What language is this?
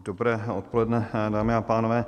Czech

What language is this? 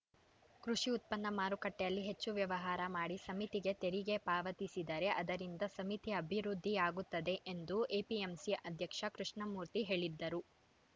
Kannada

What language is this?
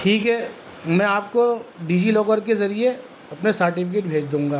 Urdu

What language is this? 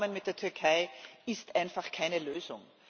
German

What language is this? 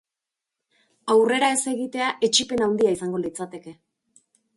Basque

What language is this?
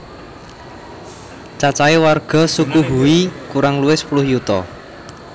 Javanese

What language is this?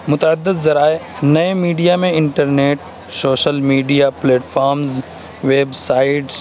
Urdu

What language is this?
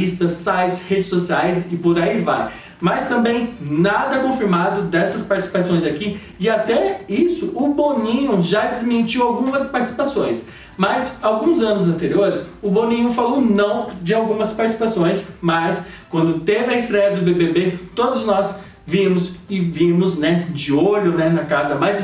Portuguese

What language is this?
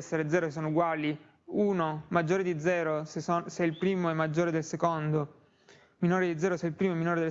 Italian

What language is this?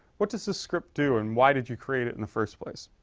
English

